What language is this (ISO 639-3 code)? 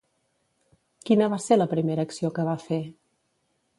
cat